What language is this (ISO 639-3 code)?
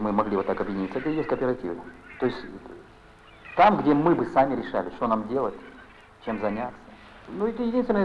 rus